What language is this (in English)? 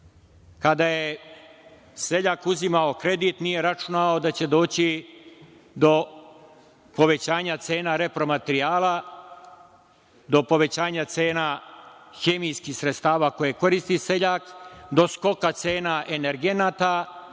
Serbian